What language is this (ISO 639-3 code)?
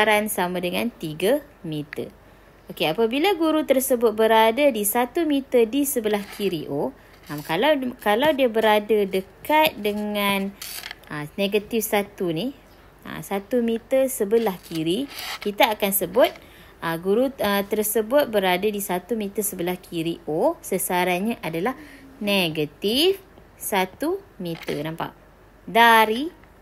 msa